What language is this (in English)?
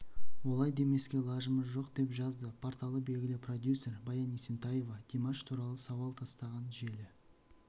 Kazakh